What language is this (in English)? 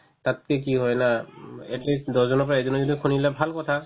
Assamese